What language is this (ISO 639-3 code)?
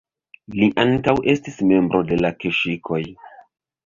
epo